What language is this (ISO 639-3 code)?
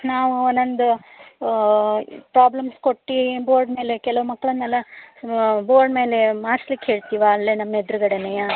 kan